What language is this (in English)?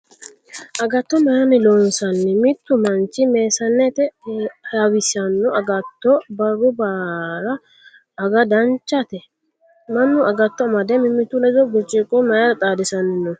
Sidamo